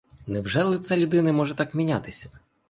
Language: Ukrainian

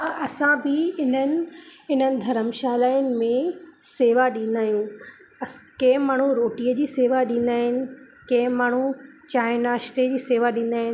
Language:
Sindhi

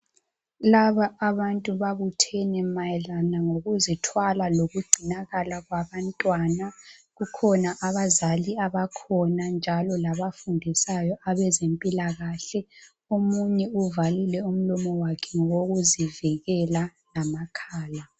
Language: North Ndebele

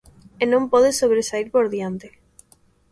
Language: Galician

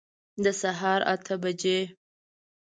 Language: Pashto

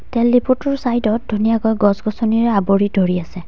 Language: Assamese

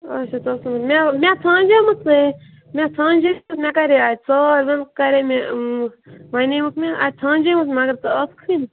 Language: Kashmiri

